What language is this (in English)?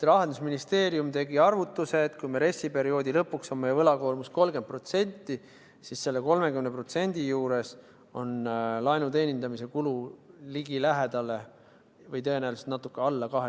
Estonian